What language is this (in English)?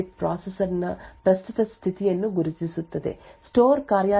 Kannada